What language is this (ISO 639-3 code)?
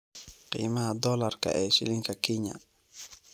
som